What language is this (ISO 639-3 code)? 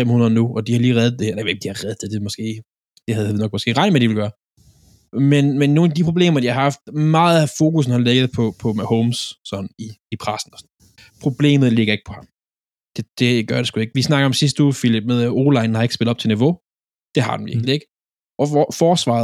dan